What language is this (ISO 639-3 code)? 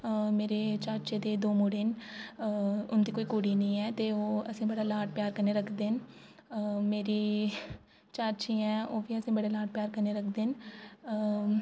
doi